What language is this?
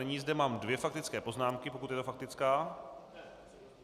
Czech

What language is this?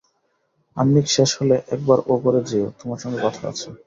Bangla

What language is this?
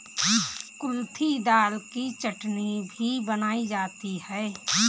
Hindi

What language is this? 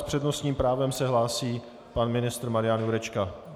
Czech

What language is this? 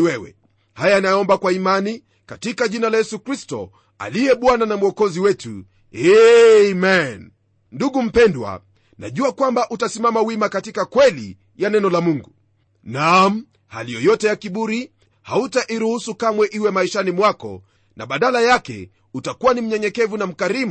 Swahili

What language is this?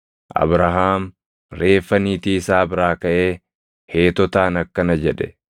Oromo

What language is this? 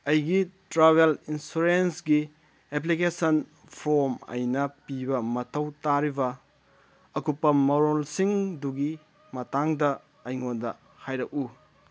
Manipuri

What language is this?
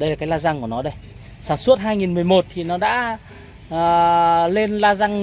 Vietnamese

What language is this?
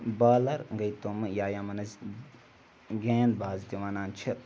Kashmiri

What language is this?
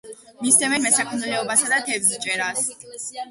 Georgian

